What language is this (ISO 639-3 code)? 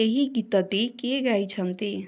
ori